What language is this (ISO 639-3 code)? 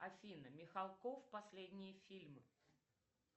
rus